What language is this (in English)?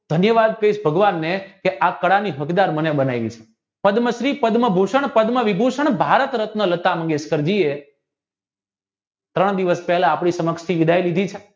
Gujarati